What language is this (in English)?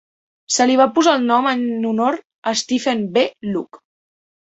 Catalan